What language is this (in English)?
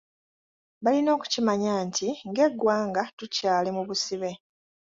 Ganda